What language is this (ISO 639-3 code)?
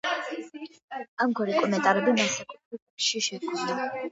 kat